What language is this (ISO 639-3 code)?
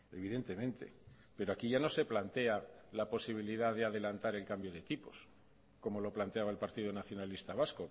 spa